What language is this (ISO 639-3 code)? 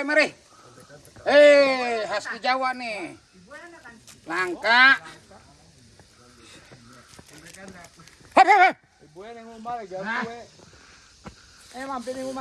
ind